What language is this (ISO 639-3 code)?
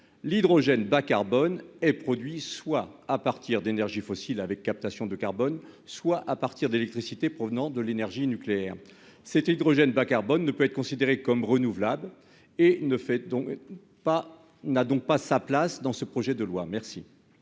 fra